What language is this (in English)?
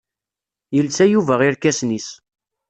Kabyle